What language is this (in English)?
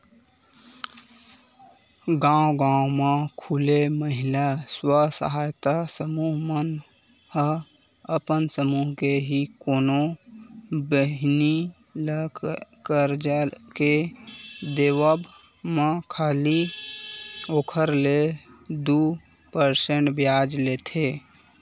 Chhattisgarhi